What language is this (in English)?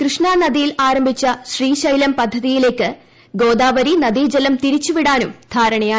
Malayalam